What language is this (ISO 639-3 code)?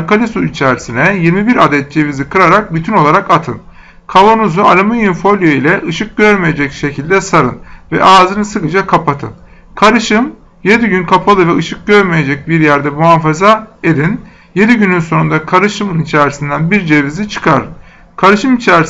tur